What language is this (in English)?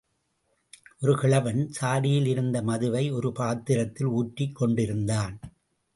Tamil